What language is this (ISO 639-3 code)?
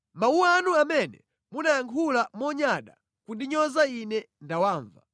nya